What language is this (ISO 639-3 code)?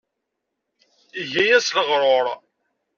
kab